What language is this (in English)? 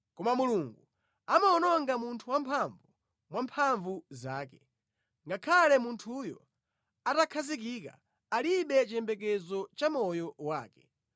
Nyanja